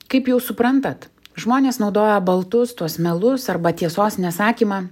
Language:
Lithuanian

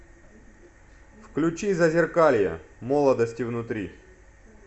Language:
Russian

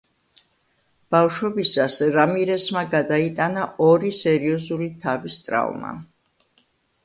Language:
Georgian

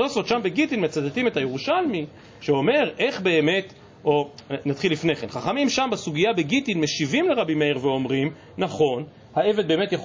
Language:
Hebrew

